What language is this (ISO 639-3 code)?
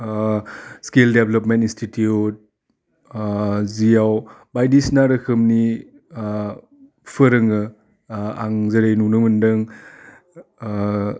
brx